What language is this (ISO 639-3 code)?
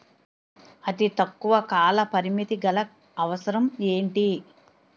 tel